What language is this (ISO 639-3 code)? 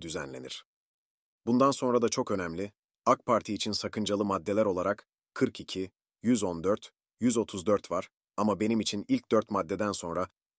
tur